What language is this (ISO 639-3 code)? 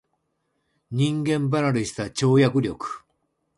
jpn